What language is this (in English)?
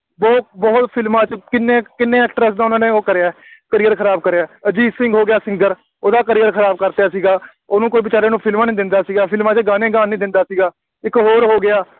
Punjabi